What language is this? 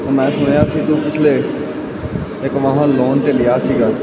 Punjabi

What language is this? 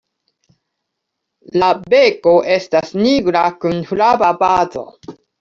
Esperanto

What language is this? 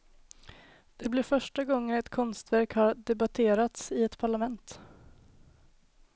Swedish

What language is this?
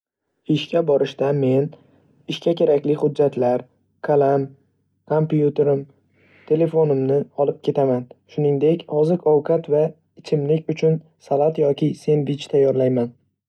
Uzbek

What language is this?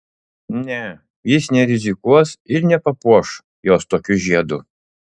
Lithuanian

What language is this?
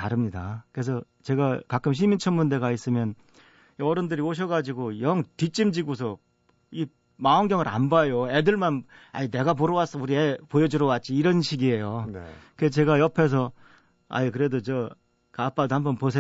Korean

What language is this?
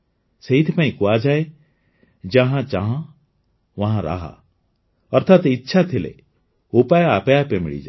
Odia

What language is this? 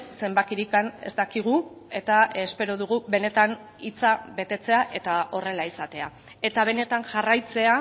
Basque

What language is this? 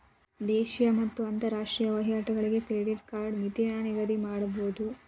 Kannada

